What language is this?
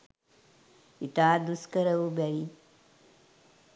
Sinhala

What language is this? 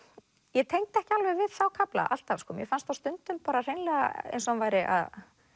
Icelandic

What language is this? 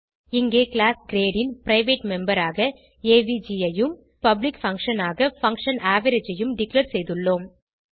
Tamil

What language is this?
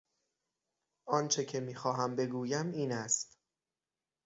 Persian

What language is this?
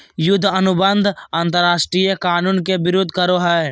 Magahi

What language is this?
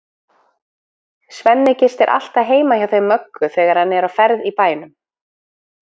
Icelandic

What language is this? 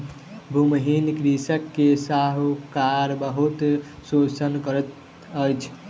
Maithili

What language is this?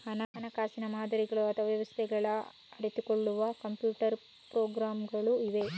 Kannada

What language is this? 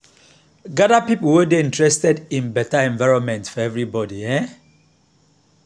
Nigerian Pidgin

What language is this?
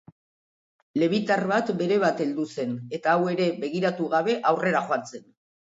Basque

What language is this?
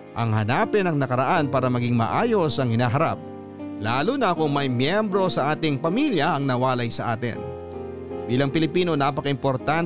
Filipino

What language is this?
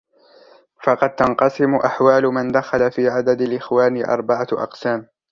Arabic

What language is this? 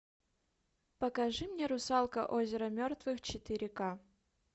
Russian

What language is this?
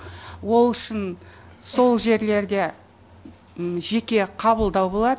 Kazakh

